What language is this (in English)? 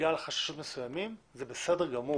Hebrew